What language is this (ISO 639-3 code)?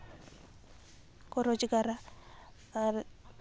sat